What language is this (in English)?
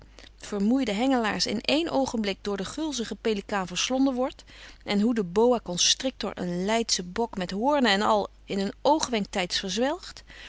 Dutch